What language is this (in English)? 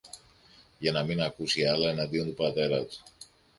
Greek